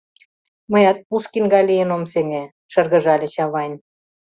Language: Mari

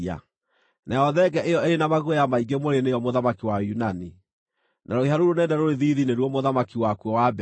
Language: Kikuyu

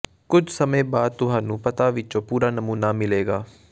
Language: Punjabi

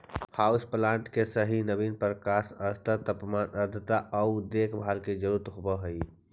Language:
Magahi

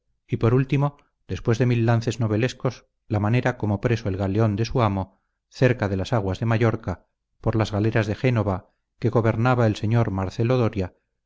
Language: Spanish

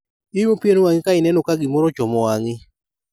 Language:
Luo (Kenya and Tanzania)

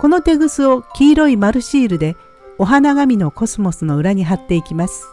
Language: Japanese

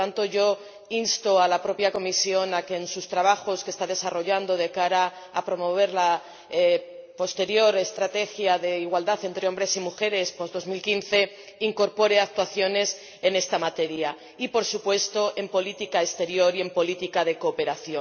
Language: Spanish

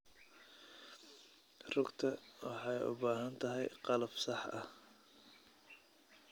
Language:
Somali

